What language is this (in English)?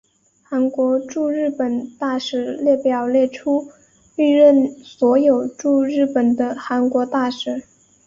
Chinese